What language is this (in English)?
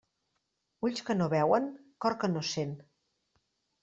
Catalan